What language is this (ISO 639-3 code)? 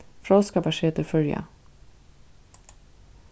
fao